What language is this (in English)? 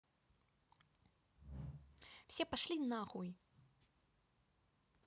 Russian